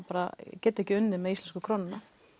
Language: Icelandic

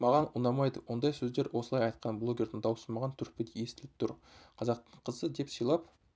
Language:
Kazakh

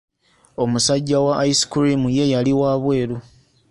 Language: Ganda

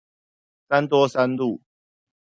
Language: Chinese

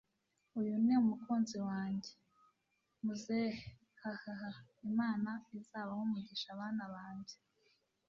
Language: Kinyarwanda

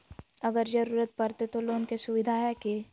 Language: Magahi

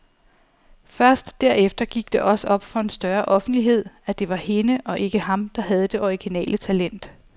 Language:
Danish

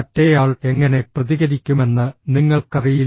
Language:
Malayalam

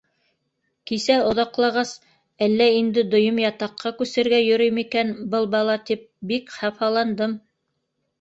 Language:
Bashkir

